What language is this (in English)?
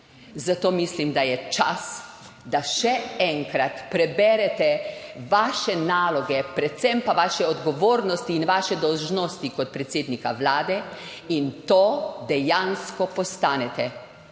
Slovenian